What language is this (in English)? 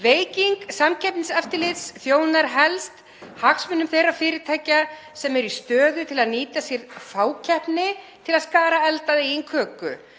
Icelandic